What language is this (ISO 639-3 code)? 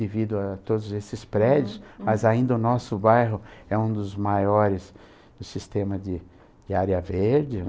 por